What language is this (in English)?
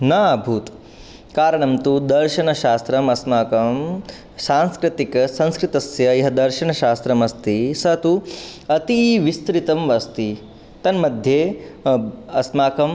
Sanskrit